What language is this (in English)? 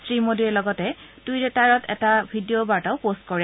Assamese